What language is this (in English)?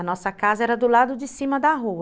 Portuguese